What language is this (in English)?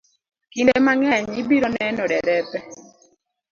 Luo (Kenya and Tanzania)